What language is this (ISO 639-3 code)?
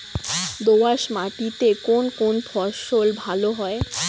ben